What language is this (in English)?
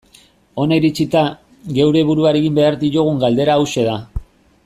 Basque